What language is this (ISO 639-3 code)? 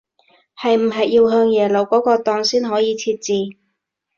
yue